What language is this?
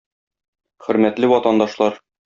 Tatar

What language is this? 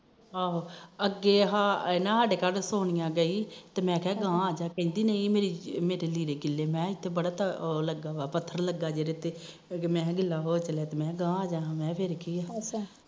Punjabi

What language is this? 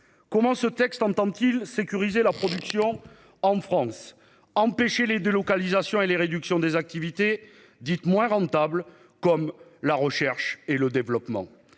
French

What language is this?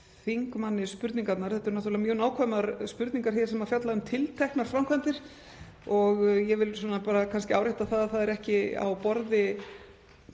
Icelandic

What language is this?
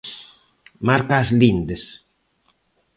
Galician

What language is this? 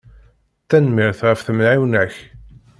Kabyle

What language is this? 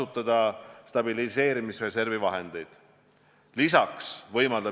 Estonian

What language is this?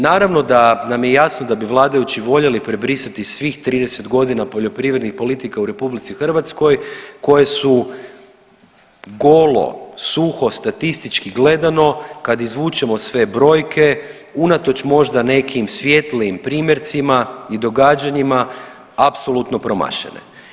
Croatian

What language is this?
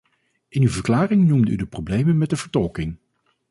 Dutch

